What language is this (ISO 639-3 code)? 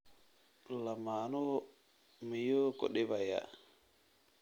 som